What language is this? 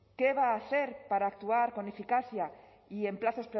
Spanish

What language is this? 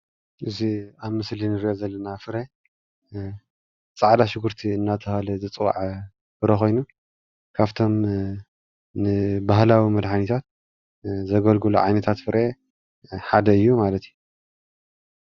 Tigrinya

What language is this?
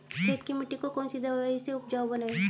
Hindi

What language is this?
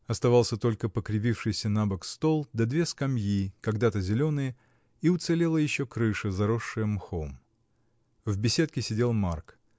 Russian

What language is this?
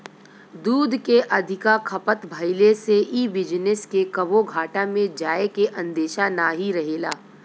Bhojpuri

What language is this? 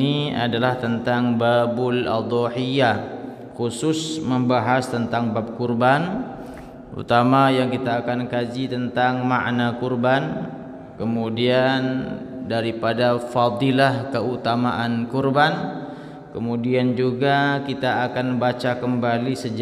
Indonesian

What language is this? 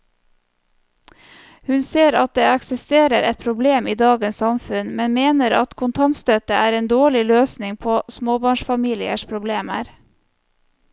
Norwegian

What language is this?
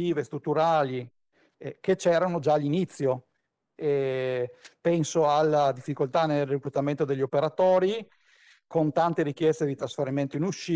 Italian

